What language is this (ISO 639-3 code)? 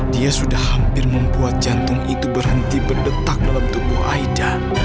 ind